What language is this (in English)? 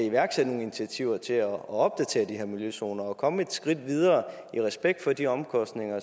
Danish